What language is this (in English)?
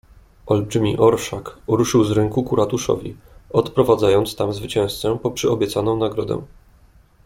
Polish